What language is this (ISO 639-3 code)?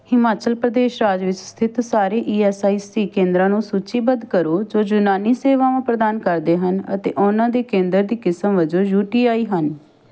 pan